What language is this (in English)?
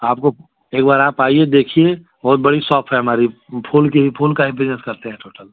Hindi